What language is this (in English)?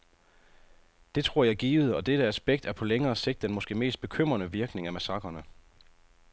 Danish